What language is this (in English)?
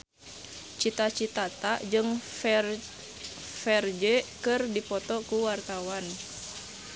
Sundanese